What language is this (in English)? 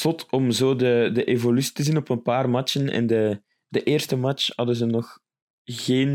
Dutch